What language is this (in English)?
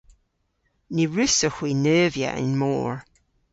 Cornish